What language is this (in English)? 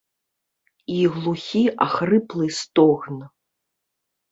Belarusian